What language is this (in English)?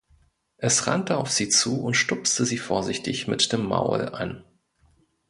German